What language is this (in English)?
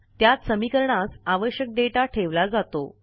Marathi